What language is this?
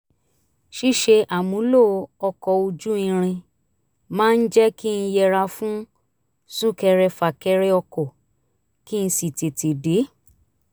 Yoruba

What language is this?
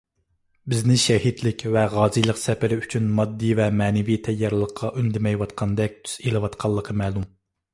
Uyghur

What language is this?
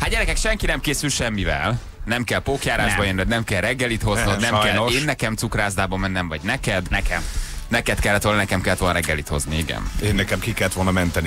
Hungarian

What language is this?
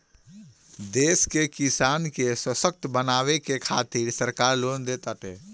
Bhojpuri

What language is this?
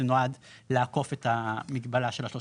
Hebrew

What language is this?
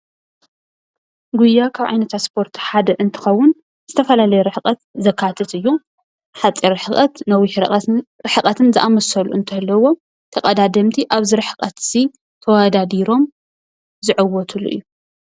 Tigrinya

